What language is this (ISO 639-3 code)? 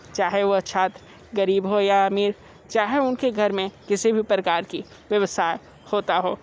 hin